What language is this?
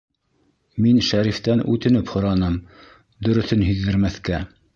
Bashkir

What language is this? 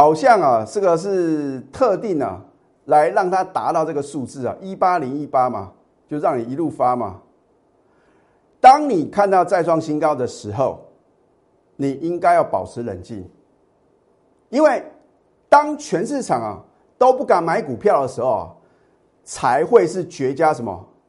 Chinese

